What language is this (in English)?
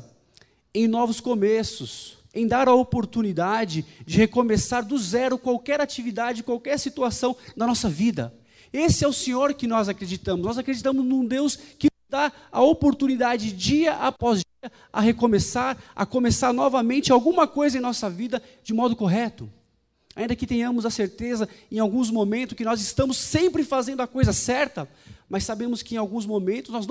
Portuguese